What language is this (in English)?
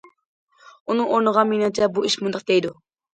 Uyghur